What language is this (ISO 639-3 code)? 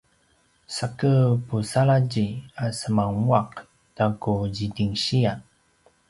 pwn